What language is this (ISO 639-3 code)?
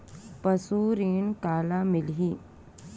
hne